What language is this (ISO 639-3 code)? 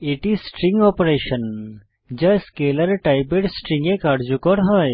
ben